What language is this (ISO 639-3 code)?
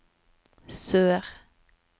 nor